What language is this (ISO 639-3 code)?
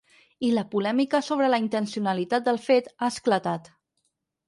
cat